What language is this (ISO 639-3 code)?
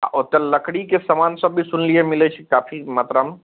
mai